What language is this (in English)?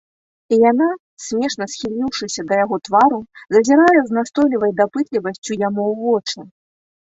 Belarusian